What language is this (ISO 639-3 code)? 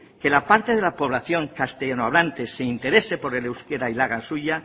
spa